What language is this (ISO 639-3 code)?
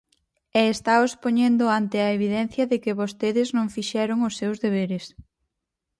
glg